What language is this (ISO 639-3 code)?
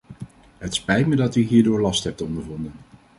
nld